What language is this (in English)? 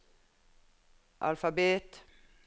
Norwegian